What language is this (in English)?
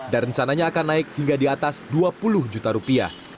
Indonesian